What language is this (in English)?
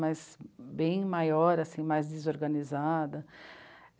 Portuguese